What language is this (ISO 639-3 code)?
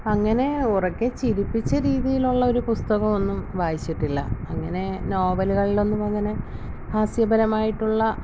mal